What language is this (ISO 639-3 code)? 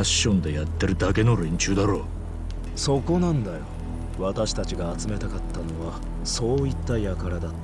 jpn